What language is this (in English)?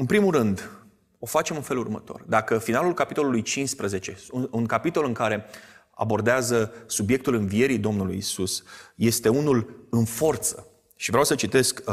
Romanian